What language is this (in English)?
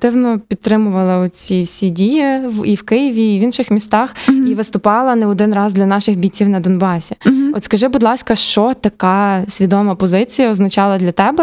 Ukrainian